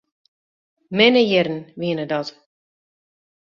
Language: Western Frisian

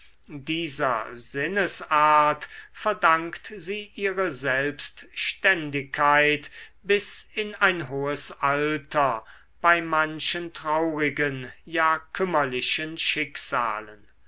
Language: German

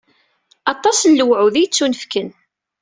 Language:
Kabyle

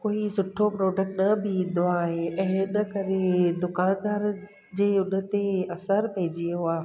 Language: Sindhi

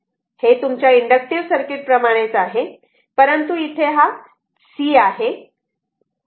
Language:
Marathi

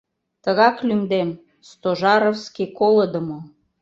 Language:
Mari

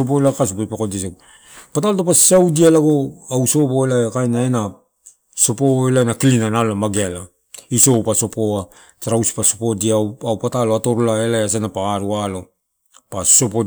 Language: Torau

